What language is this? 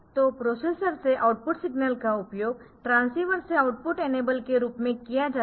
Hindi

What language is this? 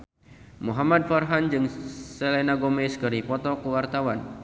Sundanese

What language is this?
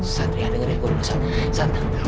Indonesian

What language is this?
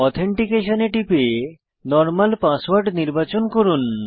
Bangla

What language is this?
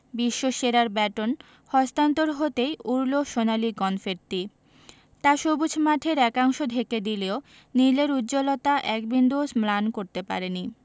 Bangla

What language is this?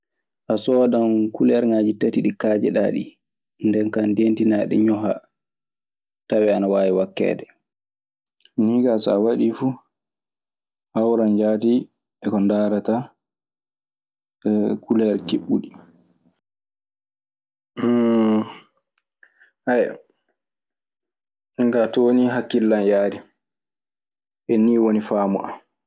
Maasina Fulfulde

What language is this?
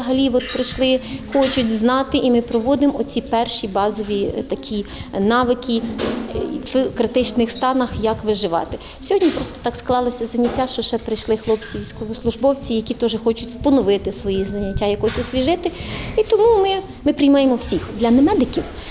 Ukrainian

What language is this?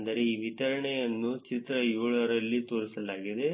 Kannada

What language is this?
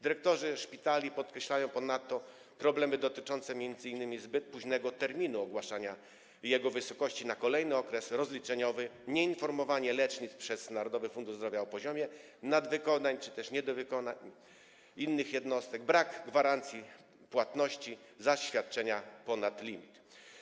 Polish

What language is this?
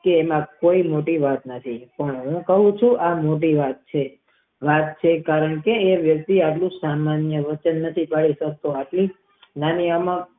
Gujarati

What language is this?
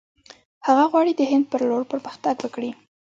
Pashto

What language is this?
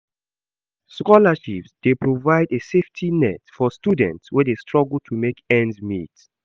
Nigerian Pidgin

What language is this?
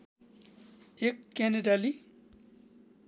Nepali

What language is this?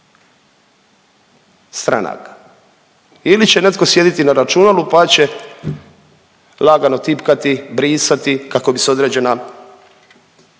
Croatian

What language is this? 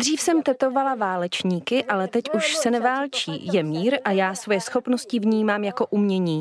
Czech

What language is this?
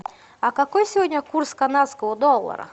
Russian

